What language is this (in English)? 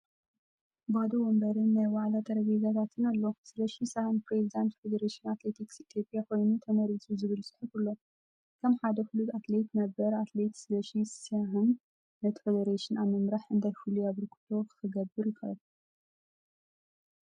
Tigrinya